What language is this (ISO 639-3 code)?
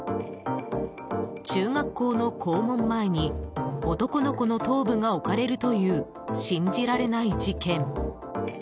jpn